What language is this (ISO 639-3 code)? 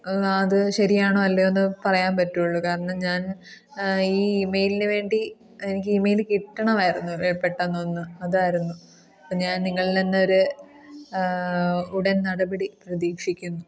mal